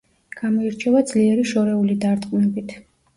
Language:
Georgian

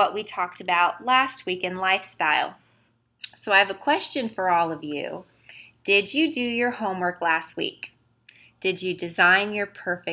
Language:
English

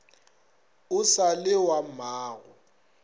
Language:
Northern Sotho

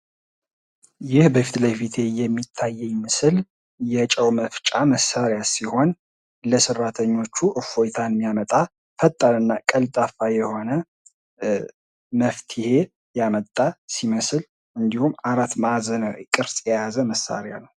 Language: Amharic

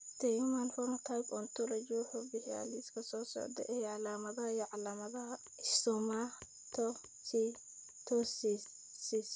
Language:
Somali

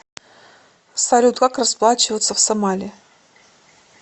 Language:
Russian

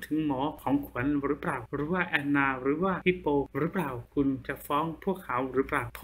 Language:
Thai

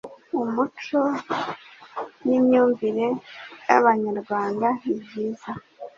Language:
Kinyarwanda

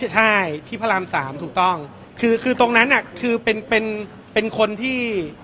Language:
Thai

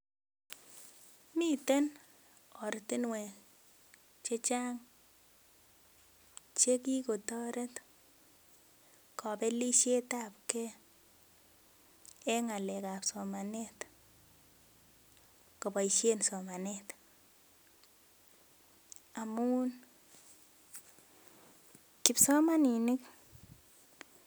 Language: Kalenjin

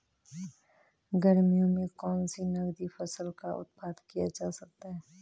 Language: Hindi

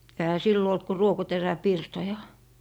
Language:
Finnish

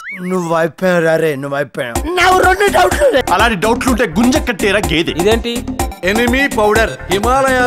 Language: Dutch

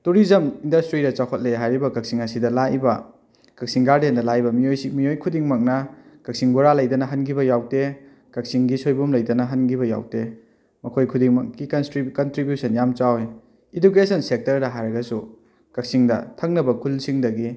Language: Manipuri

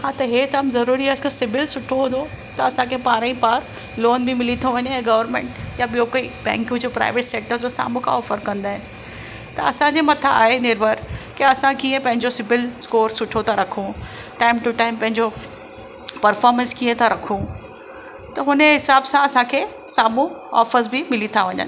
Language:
Sindhi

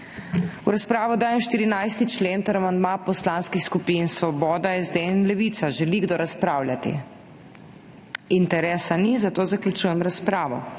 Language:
Slovenian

